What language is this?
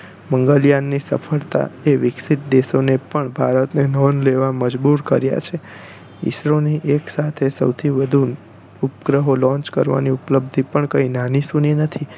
Gujarati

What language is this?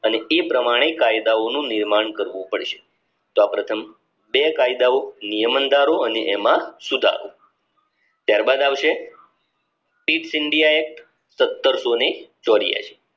Gujarati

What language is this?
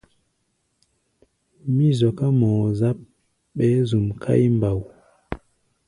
Gbaya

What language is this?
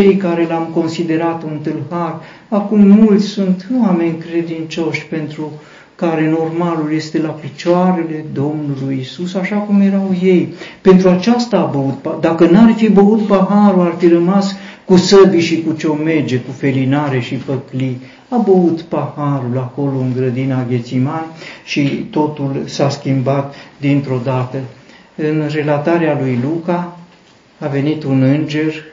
Romanian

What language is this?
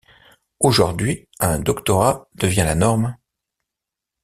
French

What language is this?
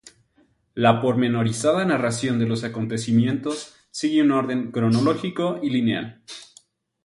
Spanish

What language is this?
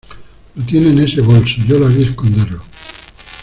Spanish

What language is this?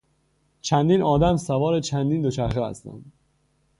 Persian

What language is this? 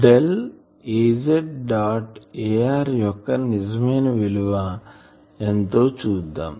Telugu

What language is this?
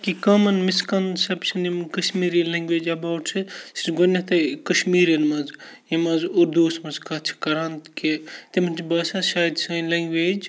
Kashmiri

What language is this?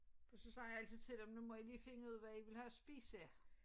Danish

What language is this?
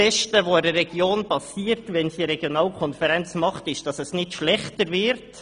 Swiss German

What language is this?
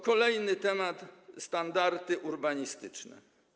Polish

